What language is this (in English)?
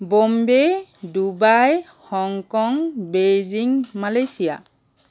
Assamese